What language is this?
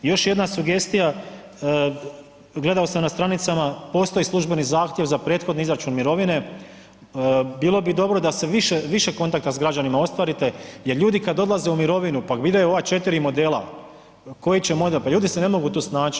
Croatian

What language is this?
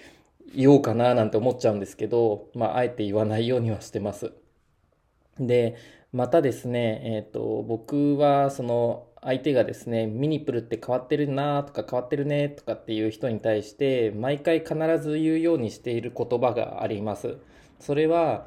Japanese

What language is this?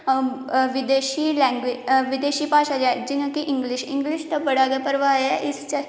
Dogri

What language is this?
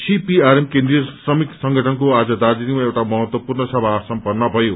Nepali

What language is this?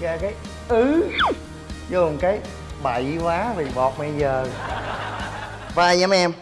Vietnamese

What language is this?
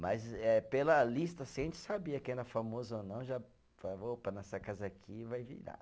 Portuguese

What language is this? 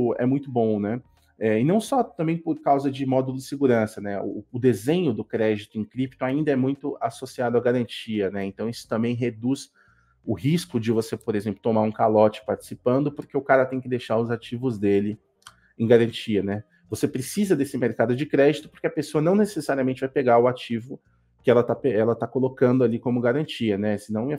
Portuguese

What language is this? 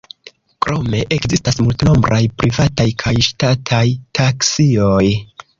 Esperanto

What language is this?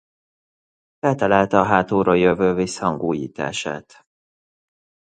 Hungarian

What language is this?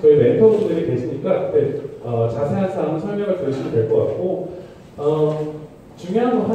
Korean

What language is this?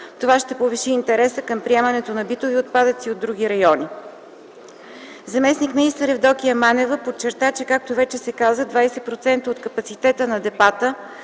Bulgarian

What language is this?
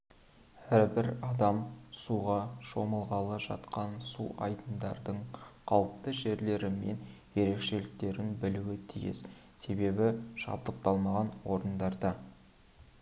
Kazakh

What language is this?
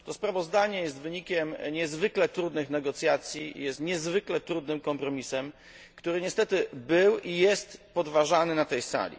Polish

